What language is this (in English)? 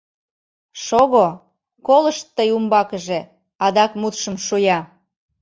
Mari